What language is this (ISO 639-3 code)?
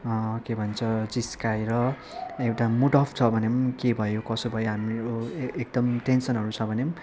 nep